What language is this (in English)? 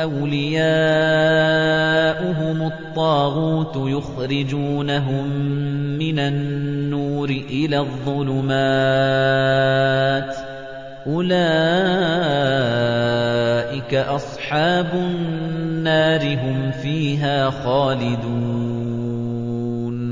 Arabic